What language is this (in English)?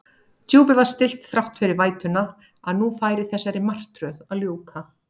Icelandic